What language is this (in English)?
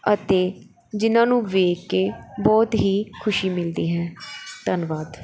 Punjabi